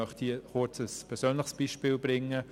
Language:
Swiss German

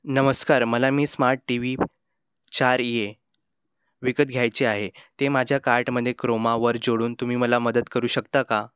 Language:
Marathi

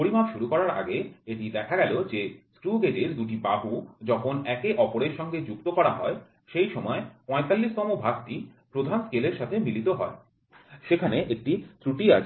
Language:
Bangla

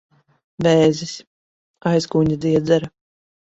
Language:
Latvian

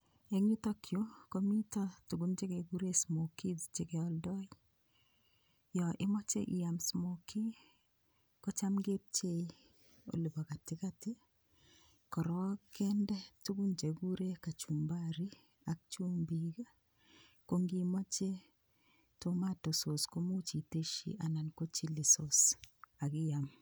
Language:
Kalenjin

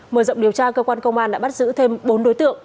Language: Vietnamese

